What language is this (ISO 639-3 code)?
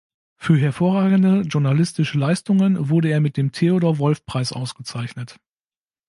deu